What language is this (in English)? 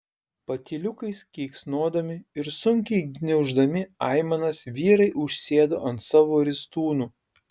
Lithuanian